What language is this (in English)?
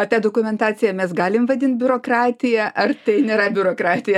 Lithuanian